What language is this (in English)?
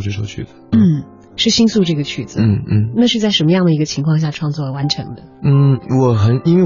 Chinese